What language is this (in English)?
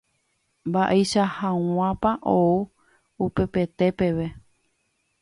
Guarani